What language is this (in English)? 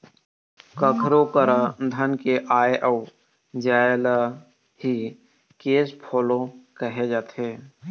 Chhattisgarhi